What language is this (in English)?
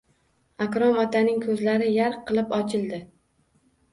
Uzbek